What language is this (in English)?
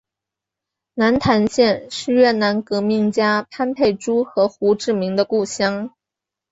Chinese